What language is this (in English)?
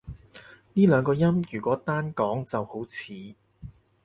Cantonese